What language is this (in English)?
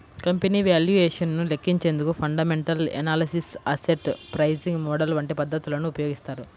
Telugu